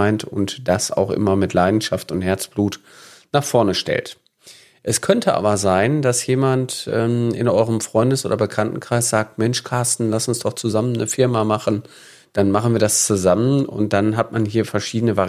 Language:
German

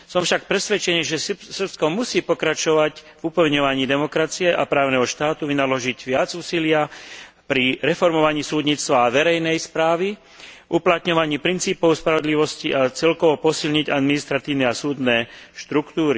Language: Slovak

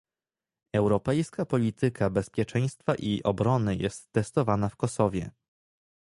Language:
Polish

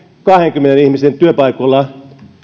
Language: Finnish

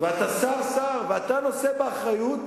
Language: Hebrew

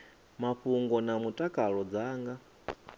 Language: Venda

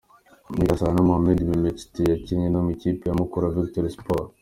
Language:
Kinyarwanda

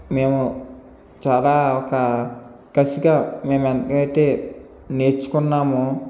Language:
Telugu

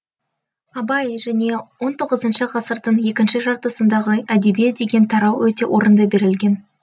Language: Kazakh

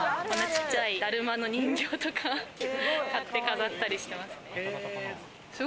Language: Japanese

